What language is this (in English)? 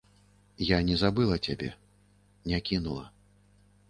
Belarusian